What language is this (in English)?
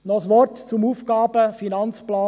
Swiss German